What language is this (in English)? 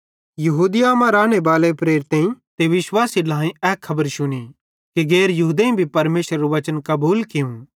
Bhadrawahi